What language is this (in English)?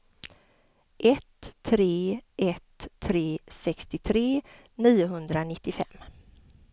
Swedish